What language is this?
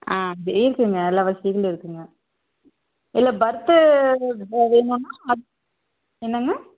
Tamil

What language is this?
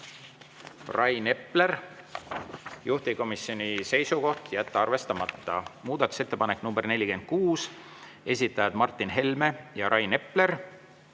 Estonian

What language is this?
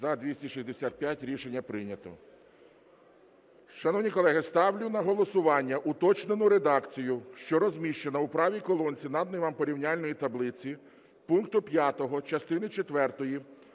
Ukrainian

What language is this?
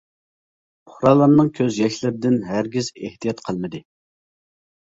Uyghur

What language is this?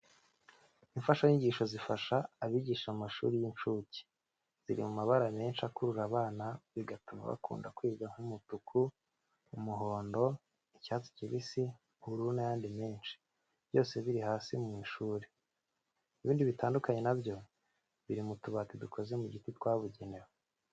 Kinyarwanda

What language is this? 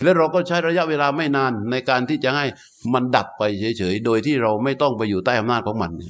Thai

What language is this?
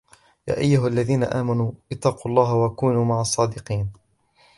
Arabic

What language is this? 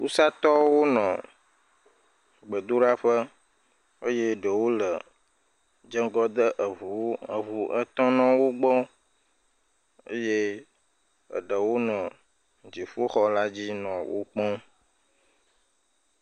Ewe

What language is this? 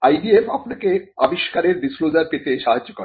Bangla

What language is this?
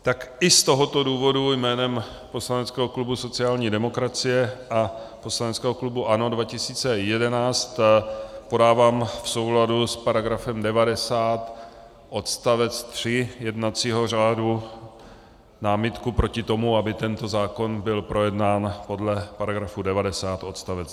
Czech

